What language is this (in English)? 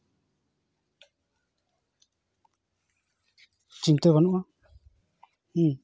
Santali